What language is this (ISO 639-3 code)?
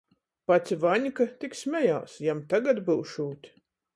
ltg